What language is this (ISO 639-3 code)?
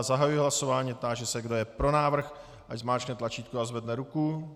ces